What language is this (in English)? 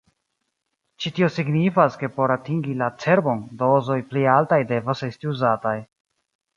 Esperanto